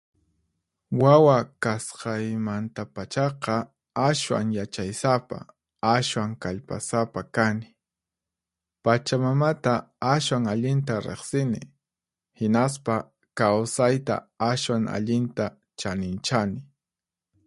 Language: Puno Quechua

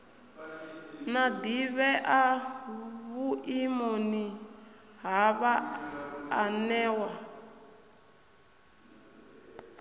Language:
Venda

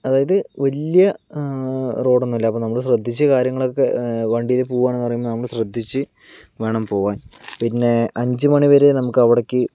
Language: Malayalam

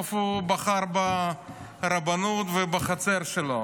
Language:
Hebrew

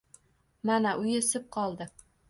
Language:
Uzbek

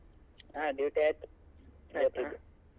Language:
Kannada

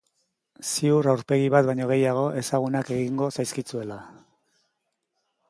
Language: Basque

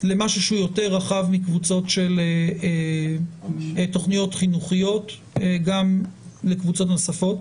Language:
Hebrew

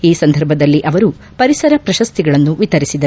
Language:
Kannada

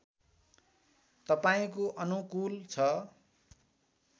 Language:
Nepali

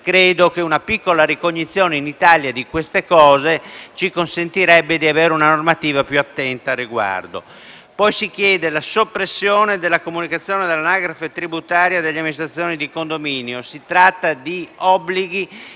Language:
Italian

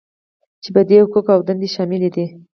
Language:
Pashto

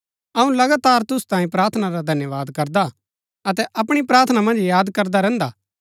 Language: Gaddi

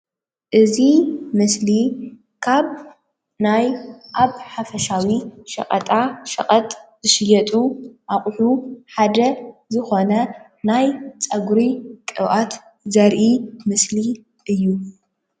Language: Tigrinya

